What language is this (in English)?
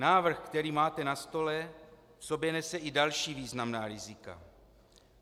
Czech